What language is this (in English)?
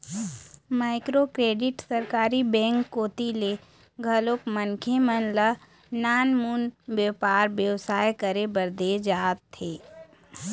Chhattisgarhi